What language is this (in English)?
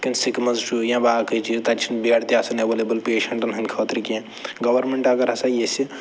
Kashmiri